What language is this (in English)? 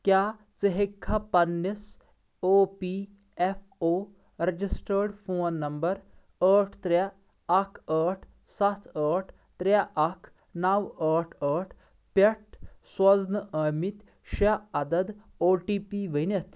Kashmiri